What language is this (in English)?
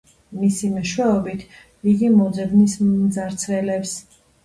Georgian